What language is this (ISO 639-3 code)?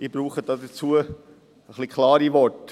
gsw